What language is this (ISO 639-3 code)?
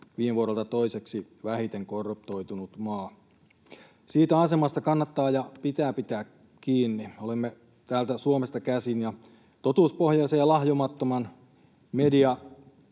fin